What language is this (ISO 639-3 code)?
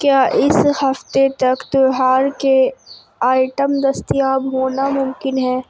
urd